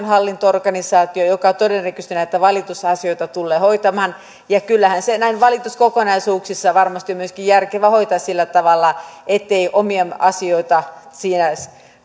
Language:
Finnish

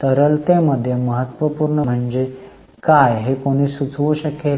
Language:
Marathi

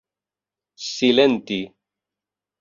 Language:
Esperanto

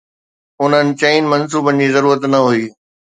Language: Sindhi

